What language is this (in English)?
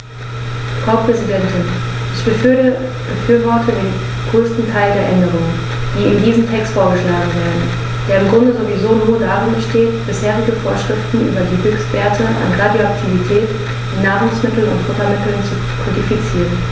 German